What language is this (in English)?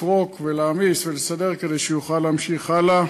Hebrew